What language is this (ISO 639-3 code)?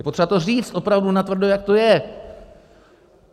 ces